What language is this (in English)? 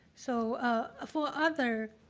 English